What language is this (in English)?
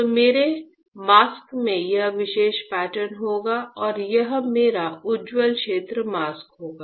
Hindi